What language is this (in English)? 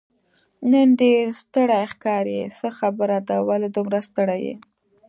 Pashto